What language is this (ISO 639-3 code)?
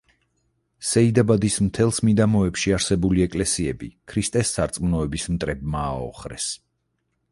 kat